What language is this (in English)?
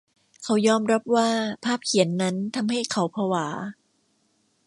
Thai